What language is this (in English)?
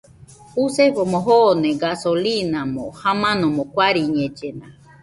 Nüpode Huitoto